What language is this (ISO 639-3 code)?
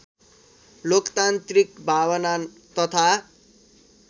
nep